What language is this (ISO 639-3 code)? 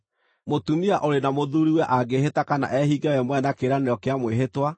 kik